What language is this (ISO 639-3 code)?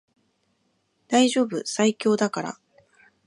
jpn